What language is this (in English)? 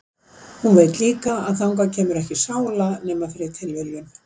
Icelandic